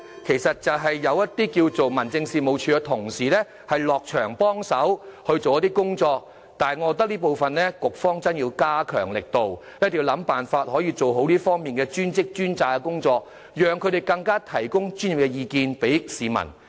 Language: Cantonese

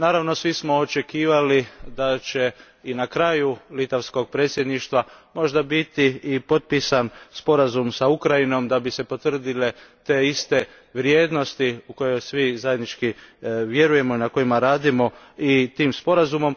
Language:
Croatian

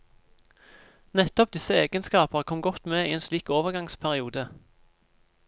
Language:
Norwegian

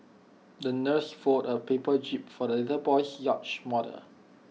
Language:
English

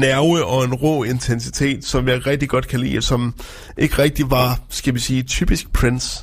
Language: Danish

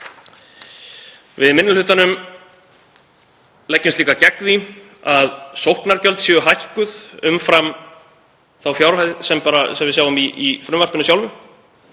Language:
Icelandic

